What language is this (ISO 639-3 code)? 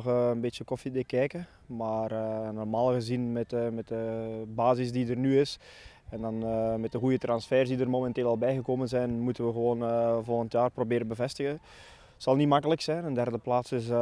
nld